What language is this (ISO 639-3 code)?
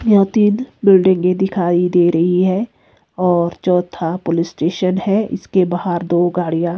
hin